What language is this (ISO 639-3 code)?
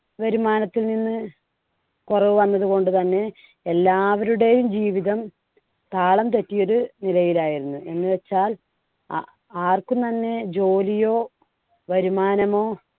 mal